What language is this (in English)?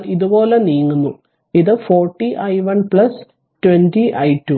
Malayalam